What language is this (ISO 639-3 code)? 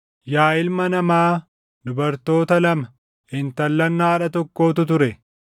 orm